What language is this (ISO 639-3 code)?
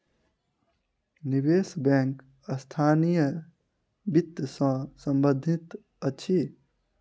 mai